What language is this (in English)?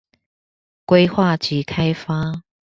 Chinese